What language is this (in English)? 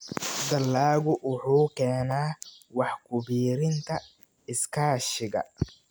Somali